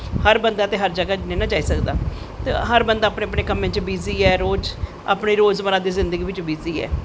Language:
Dogri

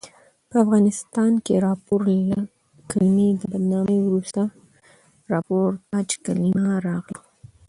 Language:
Pashto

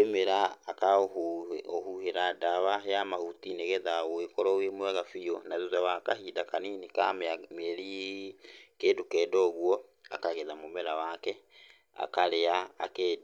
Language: Kikuyu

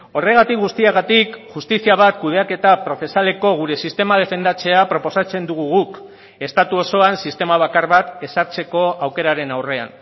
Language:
Basque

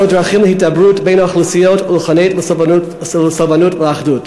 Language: Hebrew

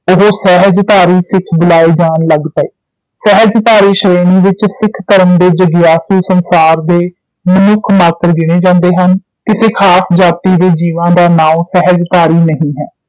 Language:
Punjabi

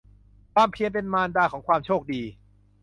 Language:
Thai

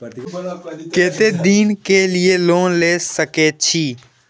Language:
Maithili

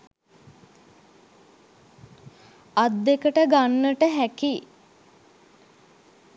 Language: Sinhala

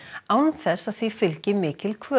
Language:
Icelandic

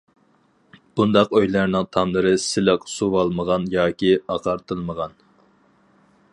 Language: Uyghur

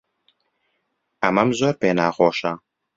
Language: Central Kurdish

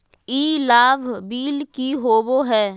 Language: Magahi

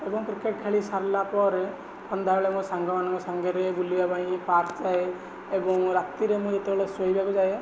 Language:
Odia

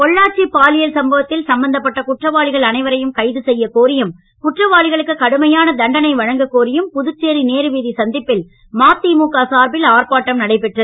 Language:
Tamil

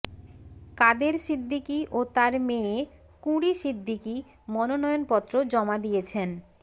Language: Bangla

